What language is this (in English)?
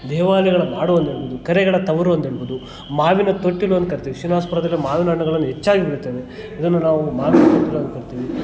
Kannada